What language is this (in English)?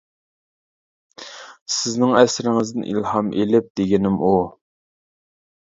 Uyghur